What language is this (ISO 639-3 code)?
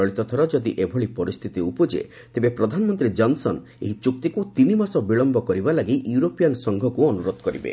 ori